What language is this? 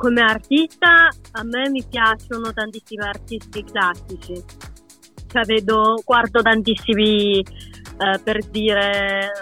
Italian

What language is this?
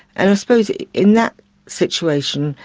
English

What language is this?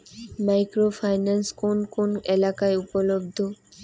Bangla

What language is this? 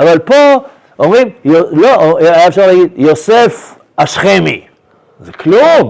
Hebrew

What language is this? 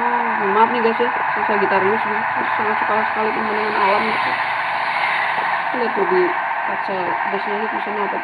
Indonesian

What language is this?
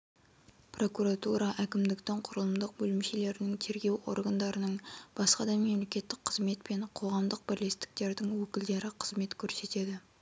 Kazakh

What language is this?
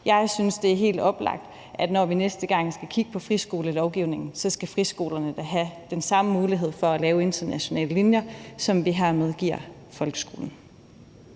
Danish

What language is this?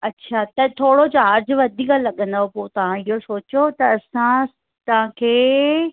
Sindhi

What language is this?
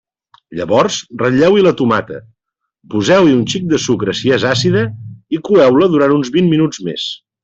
Catalan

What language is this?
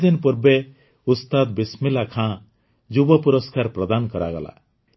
Odia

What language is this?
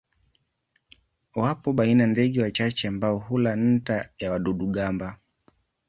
Swahili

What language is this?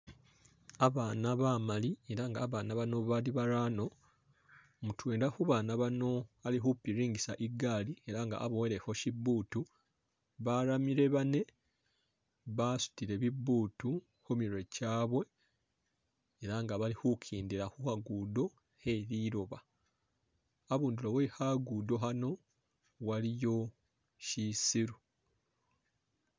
Masaaba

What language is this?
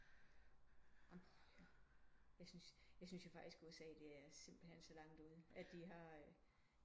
Danish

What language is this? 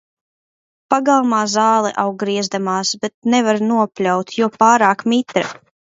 Latvian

